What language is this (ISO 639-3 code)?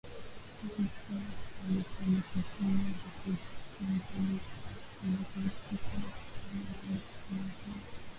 swa